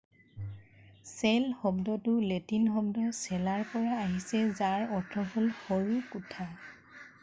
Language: Assamese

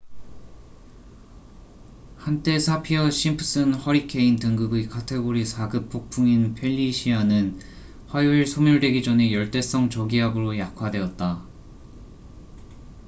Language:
Korean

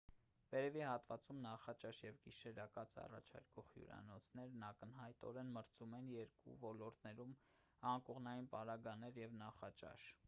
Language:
Armenian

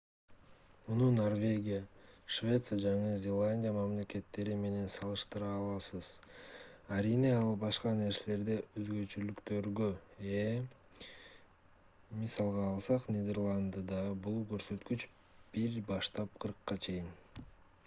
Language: Kyrgyz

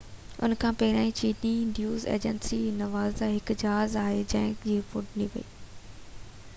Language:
Sindhi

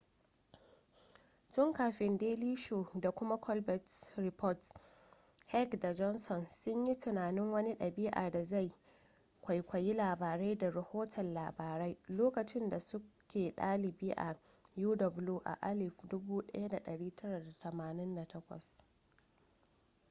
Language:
Hausa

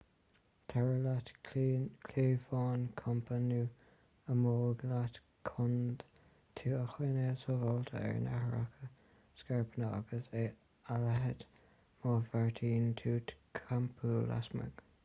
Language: Irish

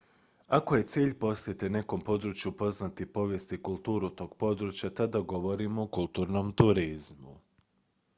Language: Croatian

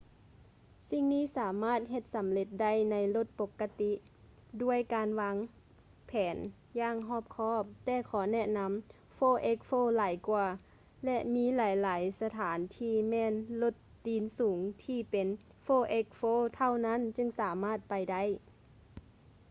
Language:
Lao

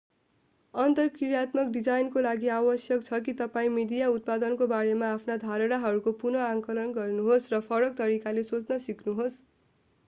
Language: Nepali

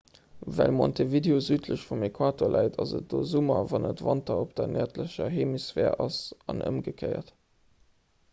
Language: Luxembourgish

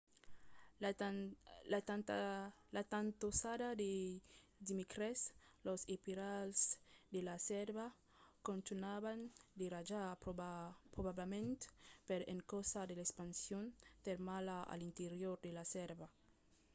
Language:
Occitan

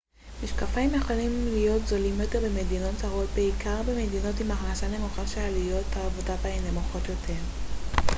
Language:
Hebrew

